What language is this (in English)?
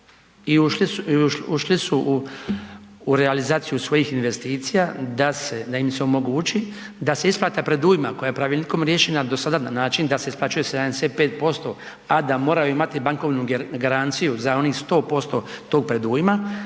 Croatian